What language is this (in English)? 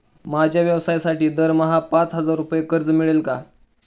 Marathi